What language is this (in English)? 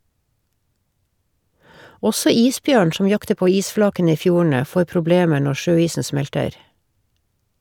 Norwegian